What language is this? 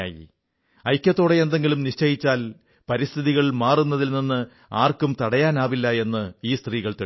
Malayalam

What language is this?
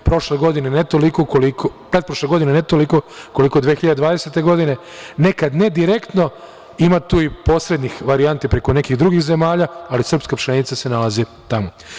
Serbian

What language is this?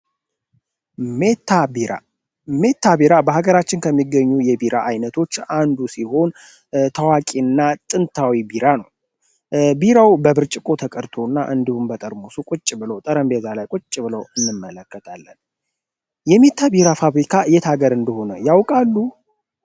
Amharic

